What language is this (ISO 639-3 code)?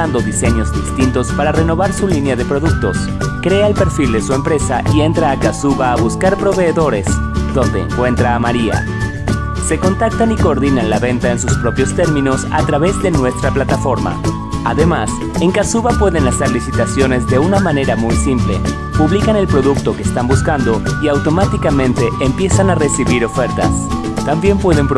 spa